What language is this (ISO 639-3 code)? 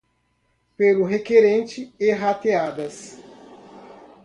por